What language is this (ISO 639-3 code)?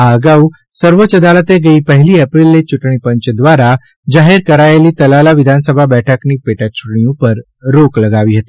guj